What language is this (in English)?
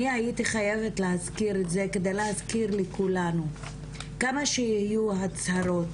Hebrew